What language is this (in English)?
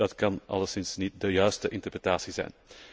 Dutch